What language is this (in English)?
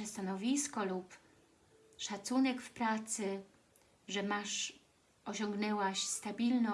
Polish